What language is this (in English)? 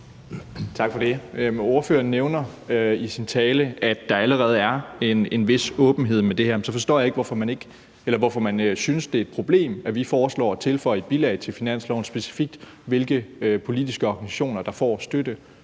Danish